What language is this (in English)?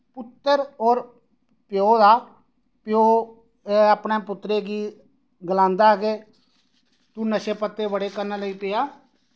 Dogri